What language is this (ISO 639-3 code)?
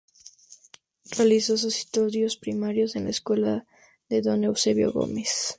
spa